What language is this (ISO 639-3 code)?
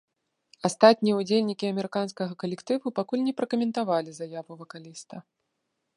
bel